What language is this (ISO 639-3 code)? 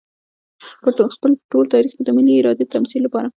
pus